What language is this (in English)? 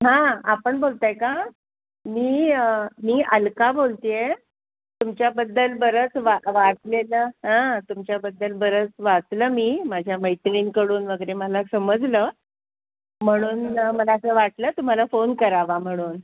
Marathi